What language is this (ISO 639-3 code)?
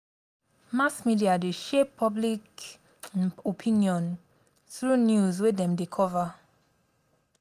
pcm